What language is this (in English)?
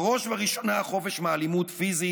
Hebrew